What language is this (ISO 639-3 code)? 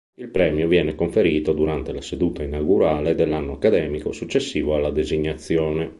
ita